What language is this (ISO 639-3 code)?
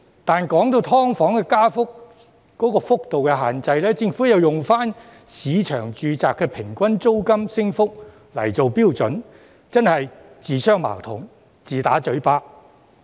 yue